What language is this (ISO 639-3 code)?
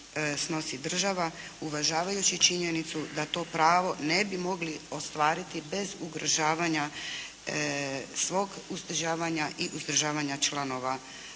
hrv